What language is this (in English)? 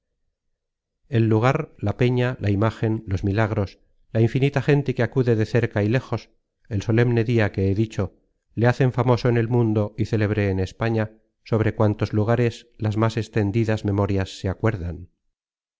Spanish